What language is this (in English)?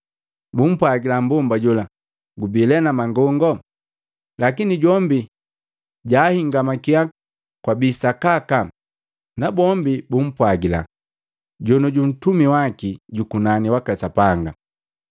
Matengo